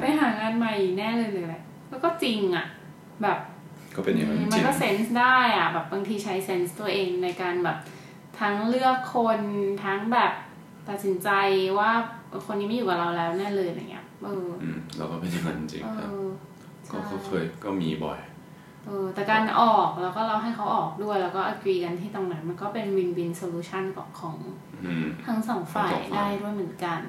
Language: Thai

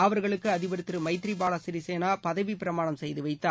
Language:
Tamil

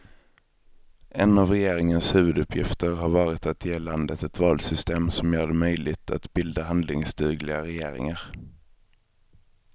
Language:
Swedish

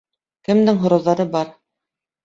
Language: Bashkir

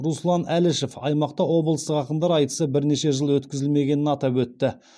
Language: Kazakh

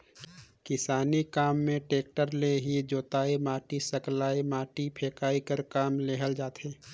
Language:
Chhattisgarhi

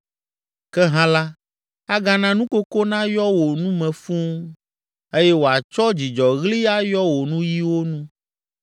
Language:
Ewe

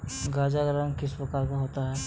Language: Hindi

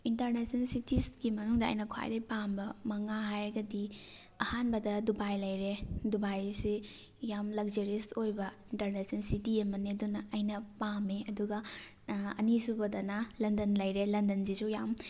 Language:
Manipuri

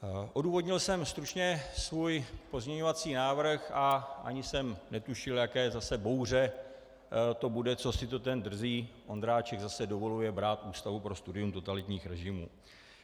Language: Czech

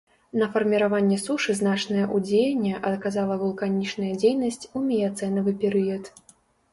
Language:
Belarusian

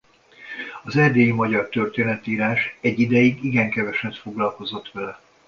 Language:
Hungarian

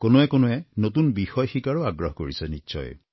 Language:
Assamese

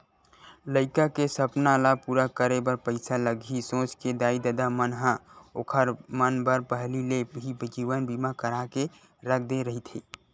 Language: Chhattisgarhi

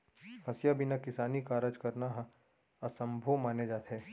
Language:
Chhattisgarhi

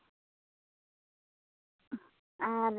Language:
Santali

